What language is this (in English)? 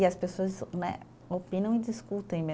Portuguese